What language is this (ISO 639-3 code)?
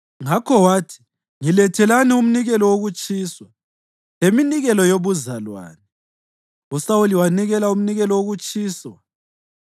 nde